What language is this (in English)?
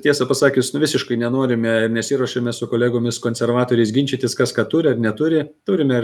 Lithuanian